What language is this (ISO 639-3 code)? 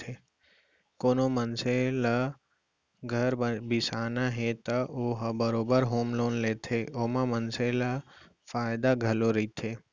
hne